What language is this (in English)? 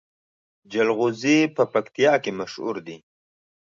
Pashto